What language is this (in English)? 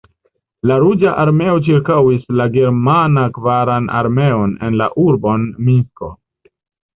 Esperanto